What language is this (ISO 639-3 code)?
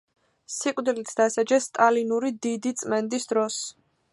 kat